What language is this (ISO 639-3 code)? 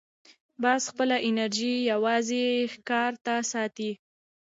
pus